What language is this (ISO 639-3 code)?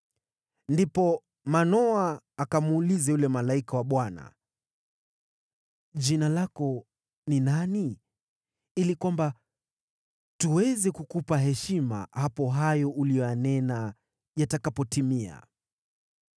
swa